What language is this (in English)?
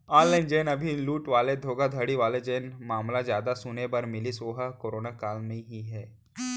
Chhattisgarhi